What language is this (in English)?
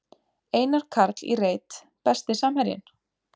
Icelandic